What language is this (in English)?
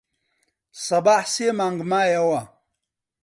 Central Kurdish